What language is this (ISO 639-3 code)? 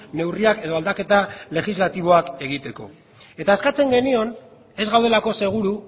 eus